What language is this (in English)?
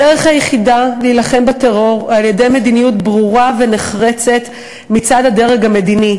Hebrew